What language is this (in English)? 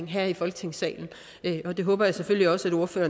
Danish